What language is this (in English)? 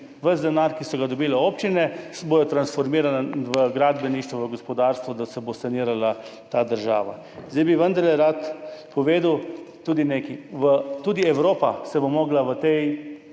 Slovenian